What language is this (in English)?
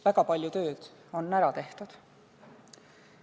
Estonian